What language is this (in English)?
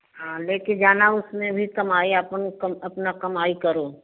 Hindi